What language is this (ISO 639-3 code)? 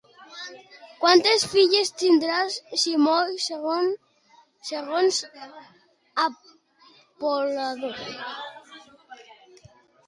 cat